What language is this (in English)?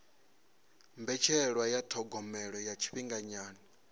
Venda